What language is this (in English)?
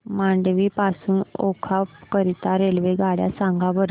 Marathi